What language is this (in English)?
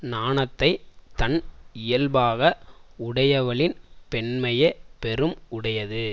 Tamil